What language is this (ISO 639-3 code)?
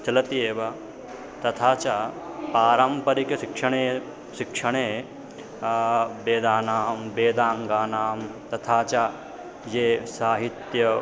san